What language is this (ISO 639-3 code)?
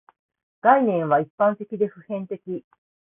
jpn